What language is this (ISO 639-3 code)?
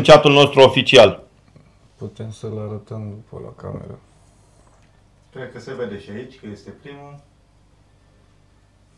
ron